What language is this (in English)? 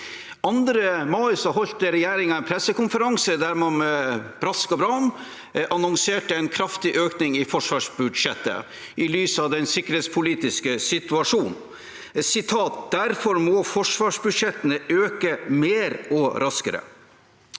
Norwegian